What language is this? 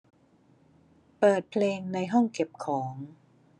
Thai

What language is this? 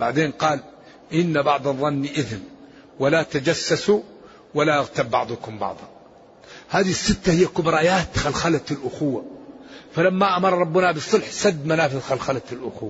Arabic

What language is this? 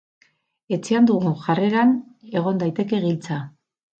Basque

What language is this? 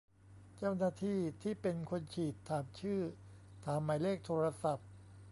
Thai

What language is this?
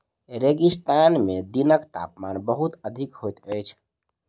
Maithili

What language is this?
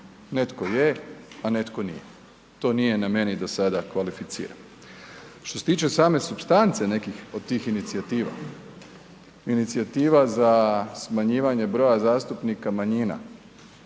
Croatian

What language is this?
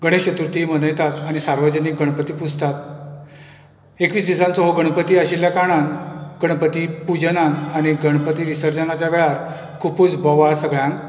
Konkani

